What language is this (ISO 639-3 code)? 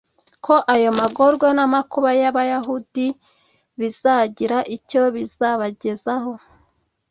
kin